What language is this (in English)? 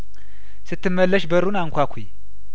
Amharic